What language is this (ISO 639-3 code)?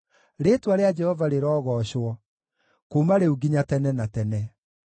kik